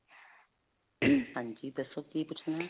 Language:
Punjabi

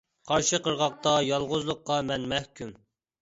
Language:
Uyghur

